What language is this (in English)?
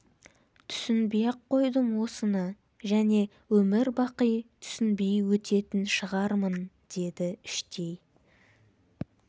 Kazakh